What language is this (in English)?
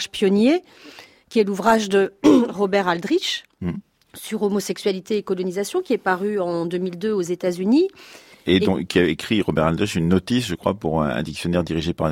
French